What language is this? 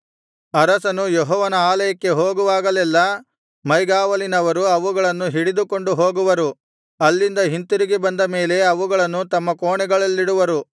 Kannada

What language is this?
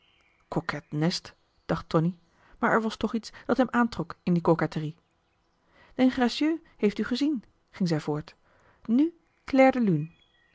Dutch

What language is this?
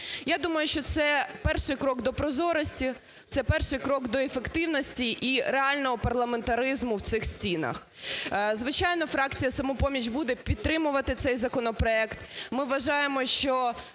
Ukrainian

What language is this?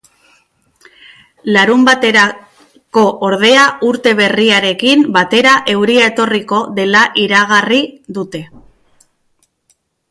Basque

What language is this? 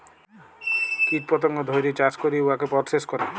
Bangla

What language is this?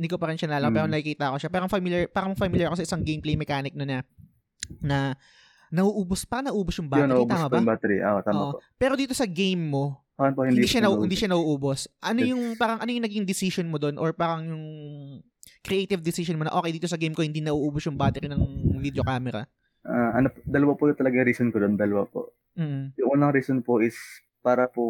Filipino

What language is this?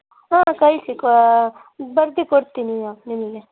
Kannada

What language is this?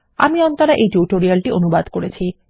Bangla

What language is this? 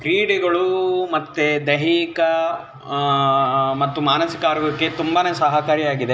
Kannada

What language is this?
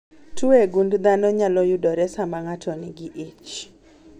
Luo (Kenya and Tanzania)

